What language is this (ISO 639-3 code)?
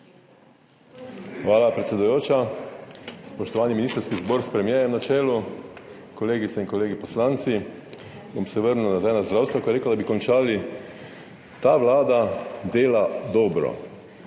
slv